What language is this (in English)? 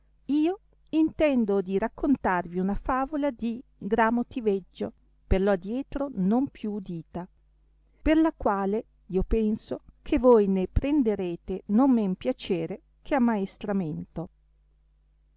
Italian